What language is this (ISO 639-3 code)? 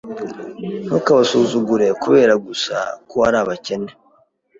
kin